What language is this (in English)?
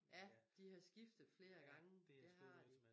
Danish